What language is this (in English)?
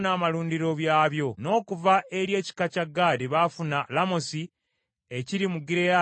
Ganda